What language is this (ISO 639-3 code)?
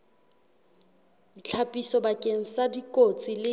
sot